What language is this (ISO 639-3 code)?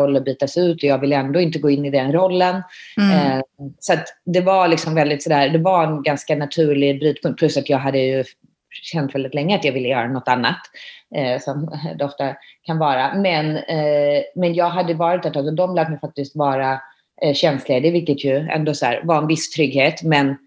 swe